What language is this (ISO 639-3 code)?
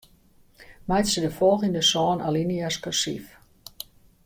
fry